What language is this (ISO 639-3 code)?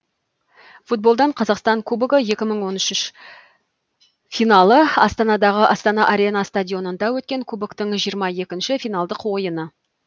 kaz